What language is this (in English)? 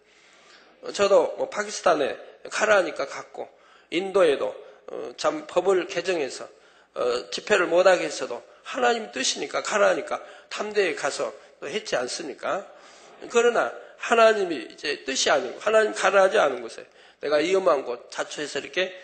Korean